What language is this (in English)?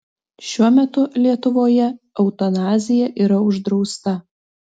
Lithuanian